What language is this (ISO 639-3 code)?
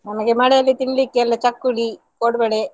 kan